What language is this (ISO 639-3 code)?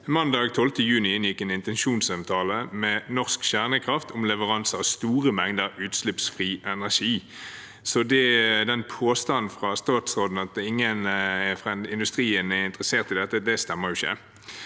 nor